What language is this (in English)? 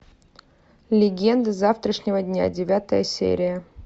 Russian